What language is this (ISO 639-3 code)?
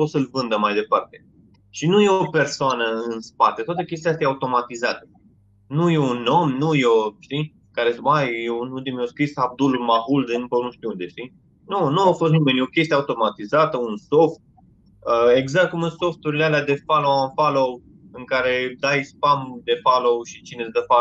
ron